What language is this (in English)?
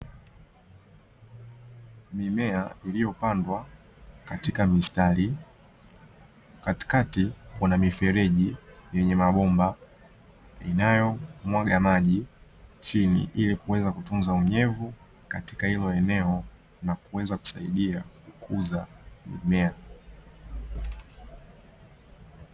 Swahili